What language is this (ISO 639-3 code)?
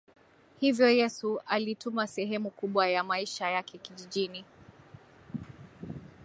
swa